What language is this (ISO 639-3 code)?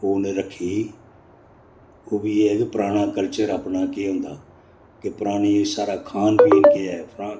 doi